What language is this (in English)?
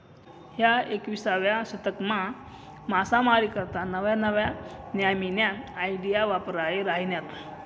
Marathi